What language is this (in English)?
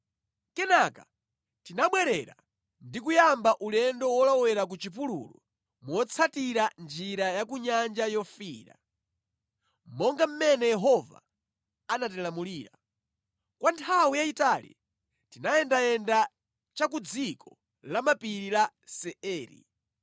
Nyanja